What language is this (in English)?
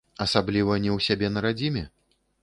Belarusian